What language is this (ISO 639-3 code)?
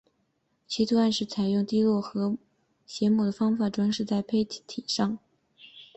zho